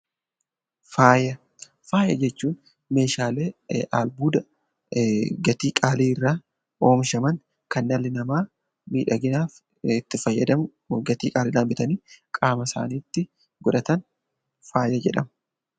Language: Oromo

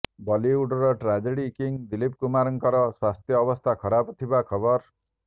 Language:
Odia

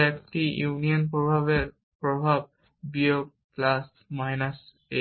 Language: Bangla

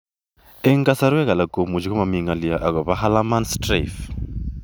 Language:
Kalenjin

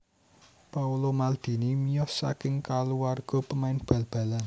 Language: Javanese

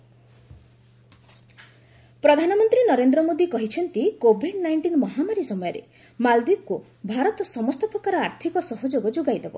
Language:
Odia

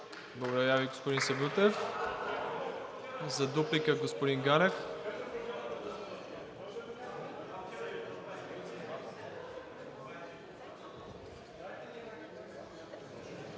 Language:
Bulgarian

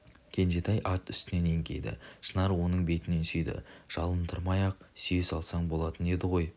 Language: Kazakh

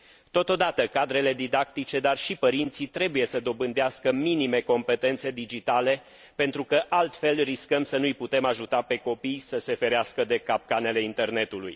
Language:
Romanian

